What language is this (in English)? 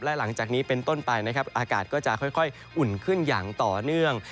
Thai